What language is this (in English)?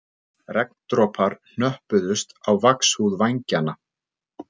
Icelandic